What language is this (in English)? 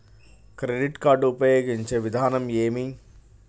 Telugu